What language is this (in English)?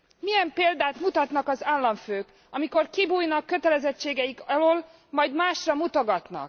Hungarian